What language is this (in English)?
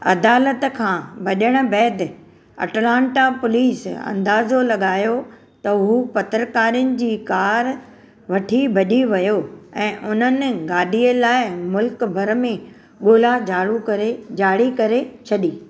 Sindhi